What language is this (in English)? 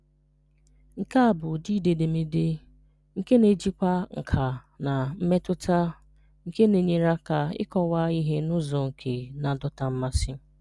Igbo